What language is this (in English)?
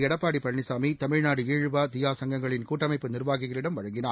Tamil